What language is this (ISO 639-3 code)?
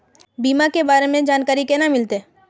mag